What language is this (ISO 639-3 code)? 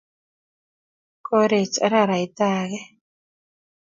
kln